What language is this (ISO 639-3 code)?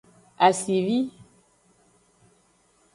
ajg